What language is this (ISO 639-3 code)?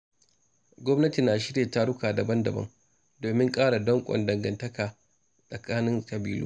hau